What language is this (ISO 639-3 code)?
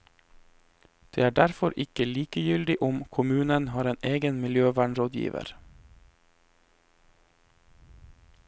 nor